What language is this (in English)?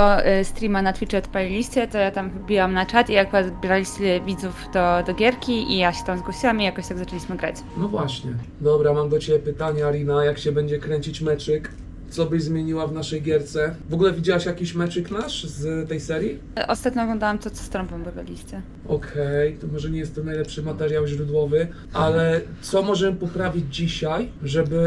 Polish